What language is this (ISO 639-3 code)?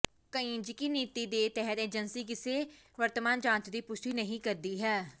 pan